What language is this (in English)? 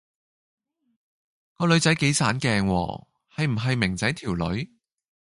Cantonese